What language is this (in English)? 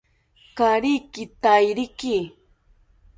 South Ucayali Ashéninka